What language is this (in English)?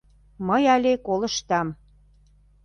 Mari